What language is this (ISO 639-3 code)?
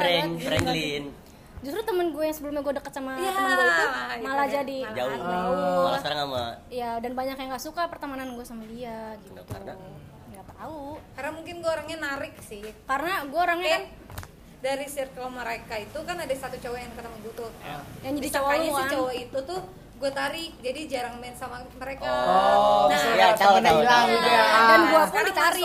ind